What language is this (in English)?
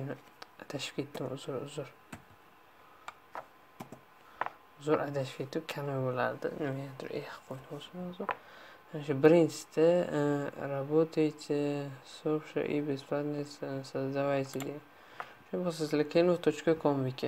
Turkish